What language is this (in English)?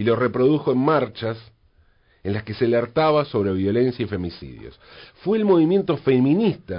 Spanish